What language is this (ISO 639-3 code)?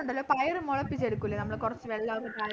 mal